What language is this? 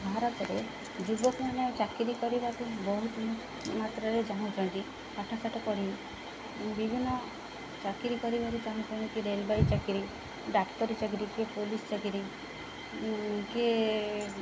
Odia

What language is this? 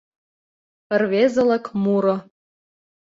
Mari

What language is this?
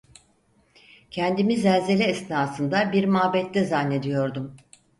Turkish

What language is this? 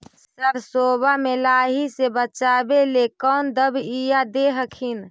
Magahi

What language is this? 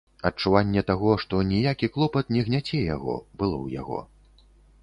Belarusian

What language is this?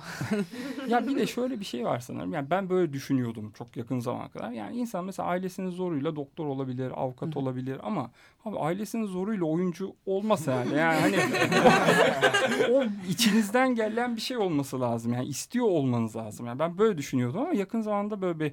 Turkish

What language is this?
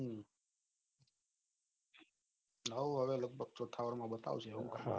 Gujarati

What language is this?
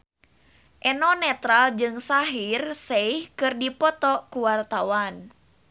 Sundanese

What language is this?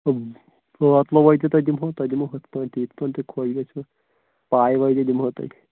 Kashmiri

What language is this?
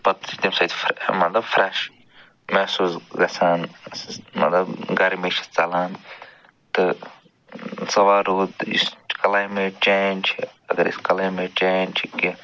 Kashmiri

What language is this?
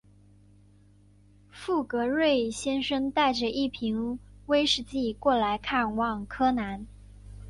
Chinese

